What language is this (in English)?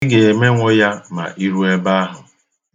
Igbo